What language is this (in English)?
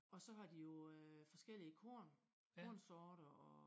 Danish